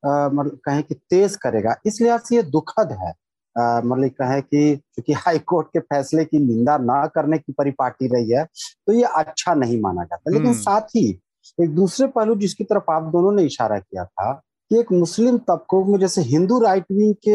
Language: Hindi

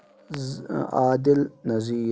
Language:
Kashmiri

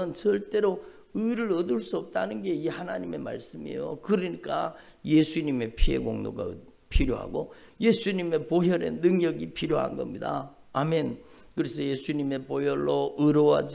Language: Korean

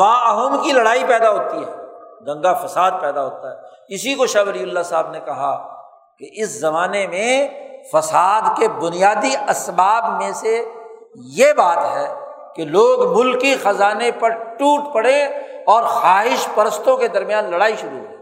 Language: Urdu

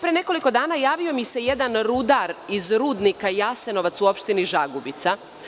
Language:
Serbian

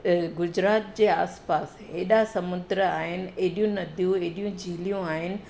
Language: Sindhi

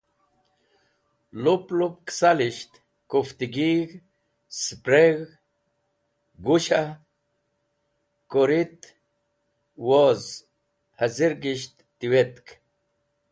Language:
Wakhi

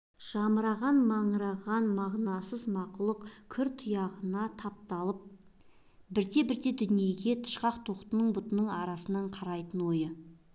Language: Kazakh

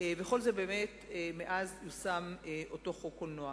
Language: Hebrew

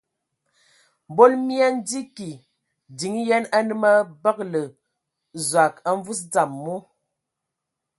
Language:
Ewondo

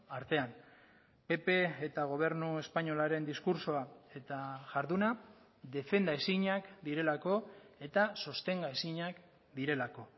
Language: Basque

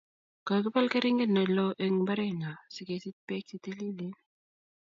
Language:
Kalenjin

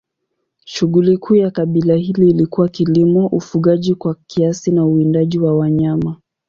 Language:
Swahili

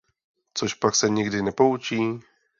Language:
Czech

